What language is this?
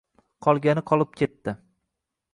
Uzbek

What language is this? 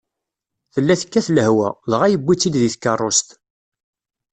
Kabyle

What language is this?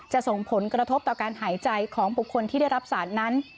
Thai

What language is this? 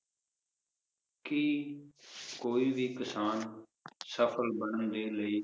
Punjabi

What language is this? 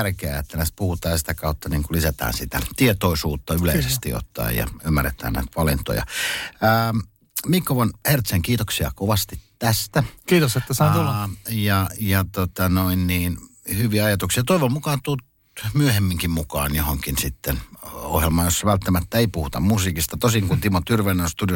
Finnish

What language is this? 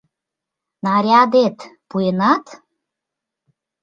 Mari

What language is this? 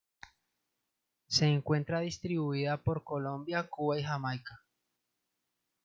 Spanish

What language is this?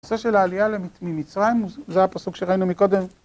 Hebrew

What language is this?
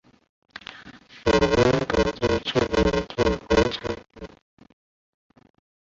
Chinese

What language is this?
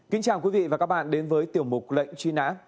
Vietnamese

